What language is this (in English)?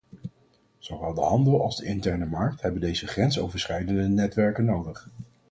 Dutch